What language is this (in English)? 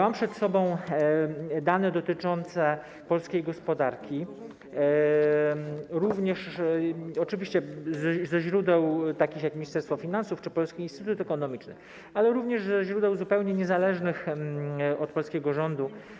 Polish